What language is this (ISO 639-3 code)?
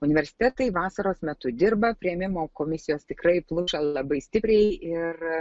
lit